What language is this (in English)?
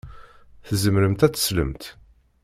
Kabyle